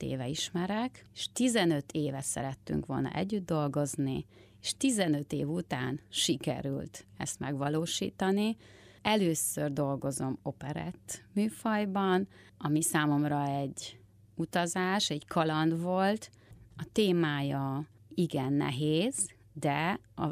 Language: Hungarian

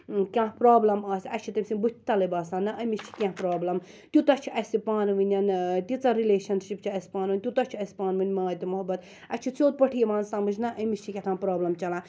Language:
Kashmiri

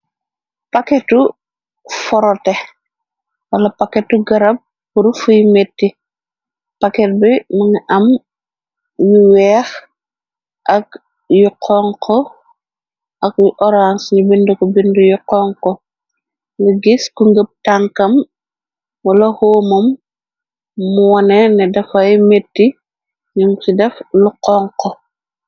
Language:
Wolof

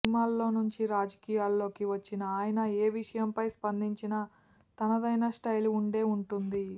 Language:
Telugu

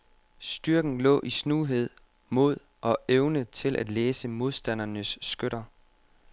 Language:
Danish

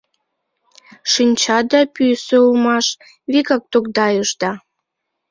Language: Mari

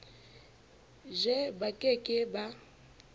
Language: Southern Sotho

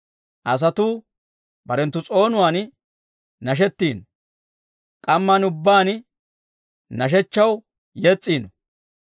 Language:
Dawro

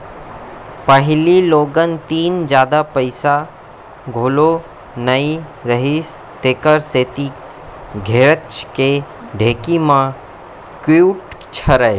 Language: Chhattisgarhi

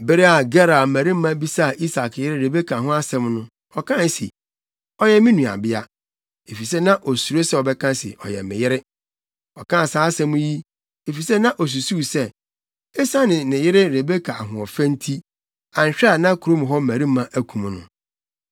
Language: Akan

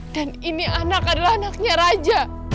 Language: Indonesian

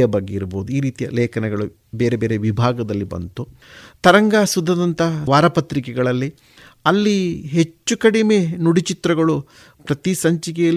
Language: Kannada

